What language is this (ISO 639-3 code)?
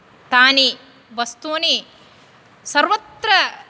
san